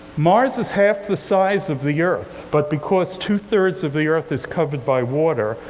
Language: English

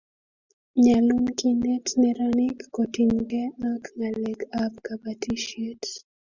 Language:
Kalenjin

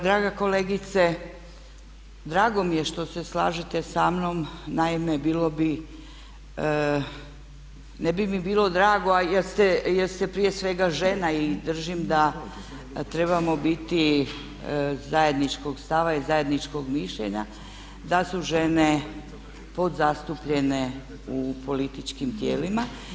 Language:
Croatian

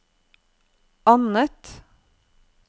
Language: Norwegian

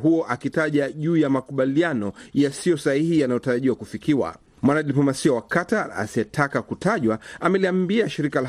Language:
Swahili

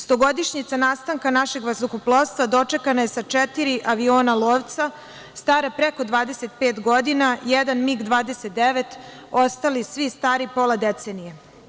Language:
Serbian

